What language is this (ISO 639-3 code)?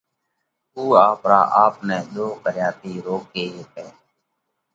kvx